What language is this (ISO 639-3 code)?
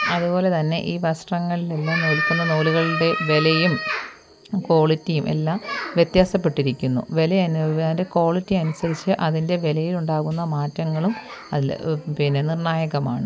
mal